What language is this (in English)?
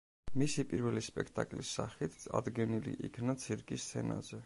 Georgian